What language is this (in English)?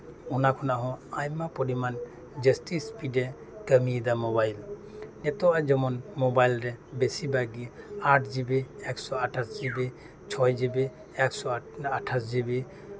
Santali